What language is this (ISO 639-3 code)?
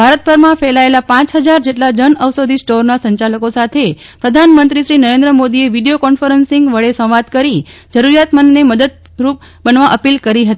guj